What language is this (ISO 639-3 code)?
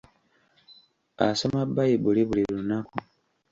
lug